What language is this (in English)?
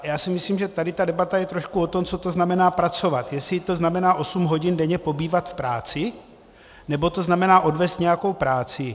Czech